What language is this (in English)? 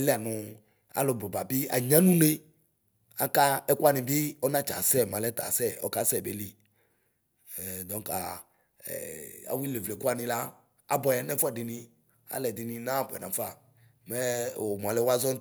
Ikposo